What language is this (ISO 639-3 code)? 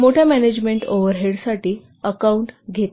mar